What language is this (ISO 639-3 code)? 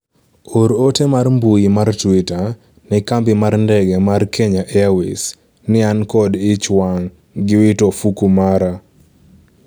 luo